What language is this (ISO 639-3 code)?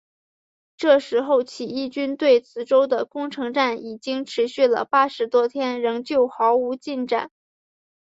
zho